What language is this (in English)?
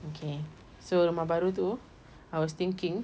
English